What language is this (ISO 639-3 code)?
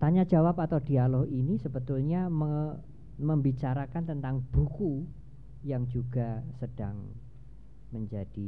ind